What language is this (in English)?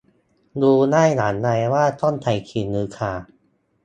Thai